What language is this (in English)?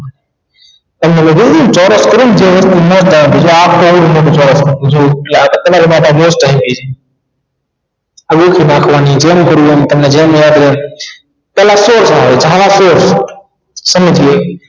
Gujarati